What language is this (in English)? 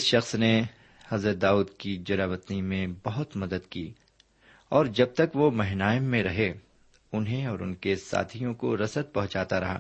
Urdu